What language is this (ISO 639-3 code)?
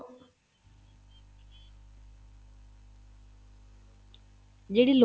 pan